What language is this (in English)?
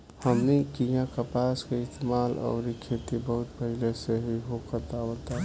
Bhojpuri